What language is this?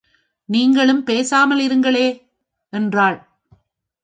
Tamil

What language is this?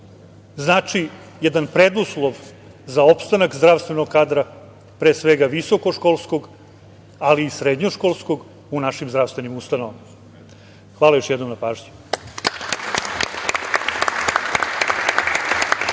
Serbian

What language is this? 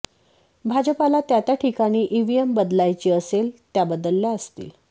Marathi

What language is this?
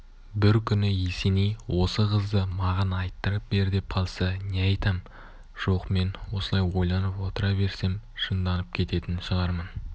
Kazakh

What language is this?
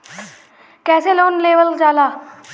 Bhojpuri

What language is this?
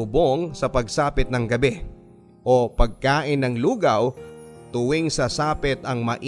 Filipino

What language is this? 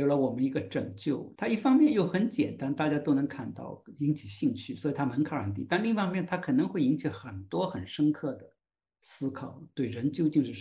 Chinese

